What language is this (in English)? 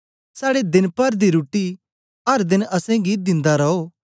Dogri